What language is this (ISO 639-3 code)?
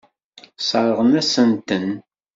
kab